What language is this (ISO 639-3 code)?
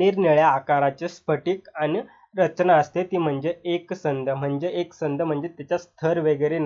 hin